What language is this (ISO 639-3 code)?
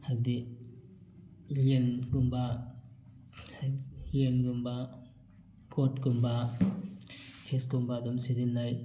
mni